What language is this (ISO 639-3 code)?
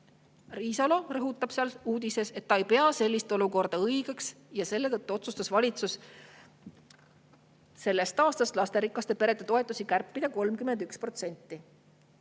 est